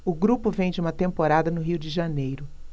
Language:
Portuguese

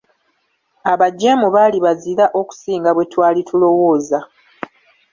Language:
Ganda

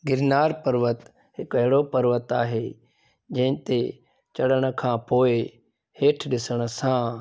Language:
Sindhi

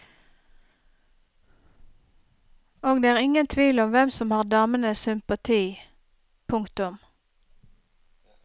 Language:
Norwegian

